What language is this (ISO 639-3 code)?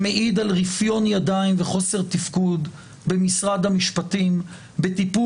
heb